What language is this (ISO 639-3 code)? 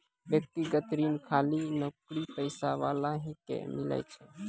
mai